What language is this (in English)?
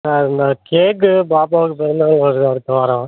Tamil